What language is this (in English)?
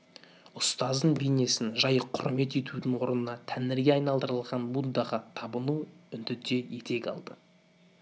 Kazakh